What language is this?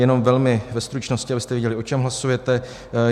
Czech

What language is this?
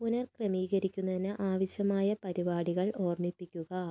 Malayalam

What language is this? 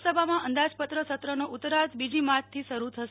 Gujarati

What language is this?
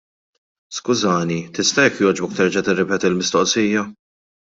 Maltese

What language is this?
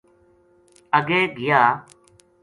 Gujari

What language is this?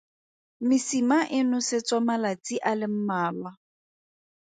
Tswana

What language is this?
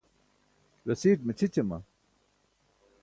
Burushaski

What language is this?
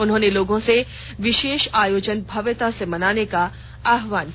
Hindi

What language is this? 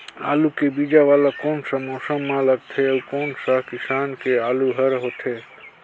Chhattisgarhi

